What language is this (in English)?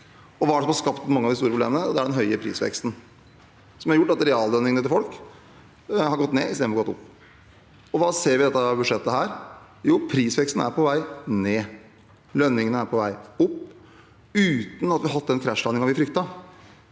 Norwegian